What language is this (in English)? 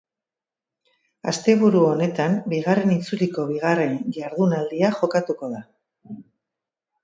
Basque